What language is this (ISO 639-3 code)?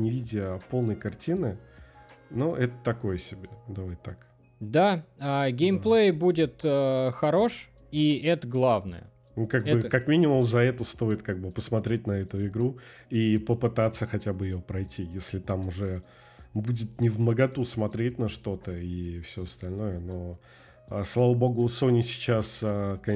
rus